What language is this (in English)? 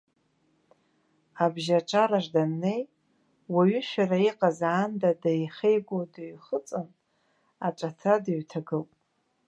Abkhazian